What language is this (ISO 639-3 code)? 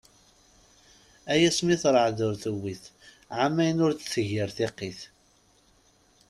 kab